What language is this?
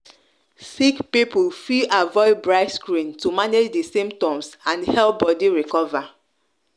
Nigerian Pidgin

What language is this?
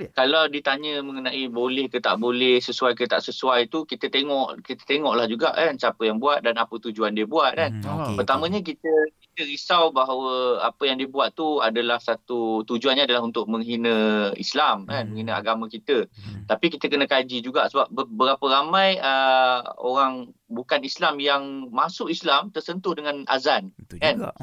Malay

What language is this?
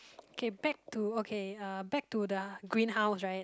English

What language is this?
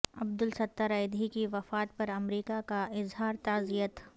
Urdu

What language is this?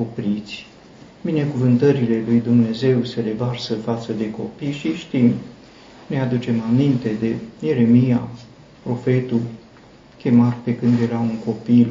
Romanian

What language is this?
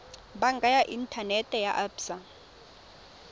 Tswana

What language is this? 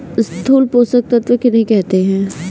Hindi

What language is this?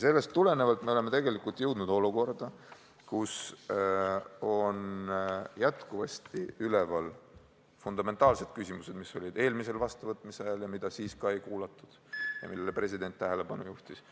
Estonian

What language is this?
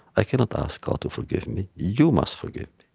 English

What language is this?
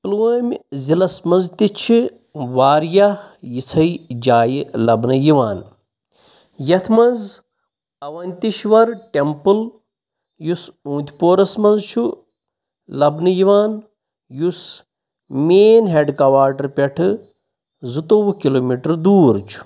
Kashmiri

